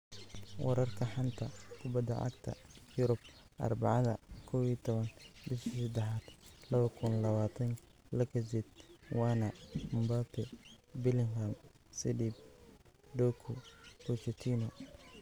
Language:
Somali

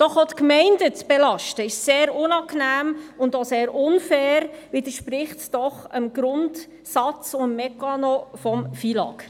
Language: Swiss German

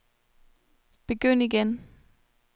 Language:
Danish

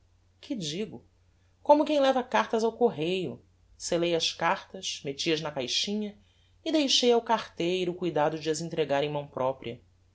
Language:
Portuguese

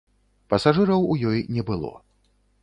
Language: Belarusian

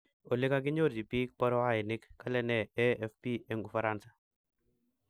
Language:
Kalenjin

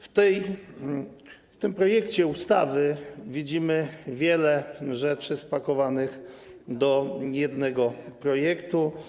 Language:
Polish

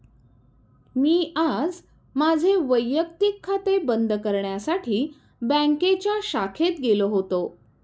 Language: Marathi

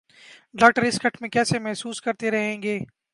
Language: Urdu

